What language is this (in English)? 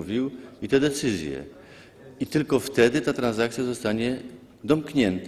Polish